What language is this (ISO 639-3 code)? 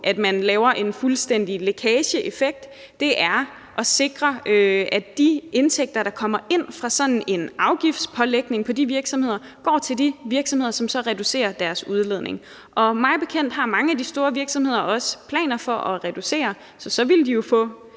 dan